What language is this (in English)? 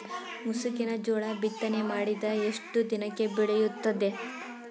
Kannada